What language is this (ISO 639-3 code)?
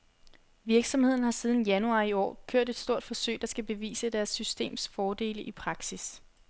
dan